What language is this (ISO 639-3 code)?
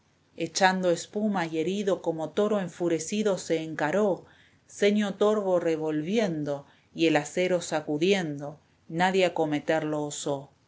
spa